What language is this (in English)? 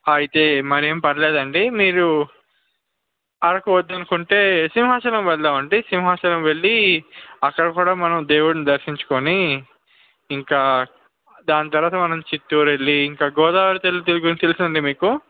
Telugu